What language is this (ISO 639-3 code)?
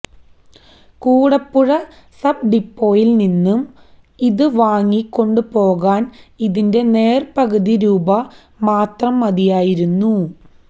mal